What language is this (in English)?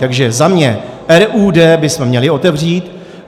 Czech